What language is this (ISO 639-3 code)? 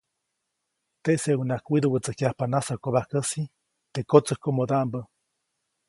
zoc